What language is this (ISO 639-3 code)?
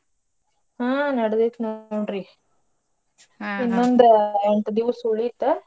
kan